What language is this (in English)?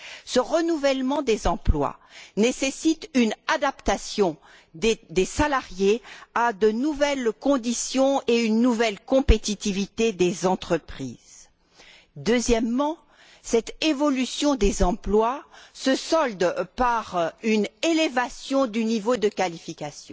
French